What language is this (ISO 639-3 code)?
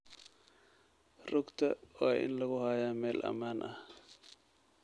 som